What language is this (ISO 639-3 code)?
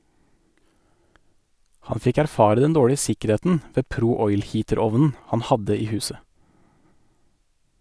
nor